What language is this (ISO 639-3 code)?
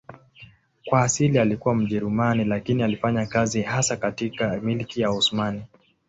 swa